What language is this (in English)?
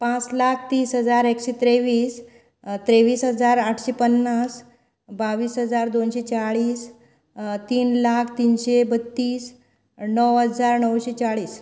Konkani